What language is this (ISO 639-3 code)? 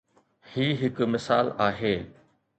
snd